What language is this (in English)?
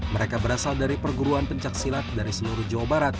Indonesian